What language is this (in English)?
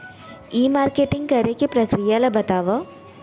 Chhattisgarhi